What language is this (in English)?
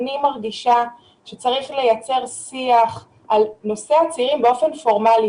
Hebrew